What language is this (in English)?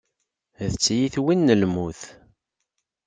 Kabyle